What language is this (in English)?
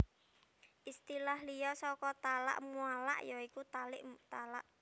Javanese